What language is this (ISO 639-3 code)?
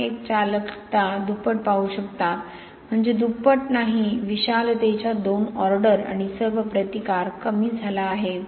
mar